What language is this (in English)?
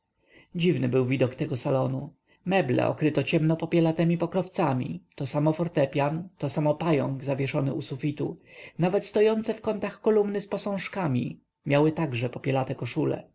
Polish